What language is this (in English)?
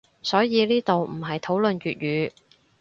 Cantonese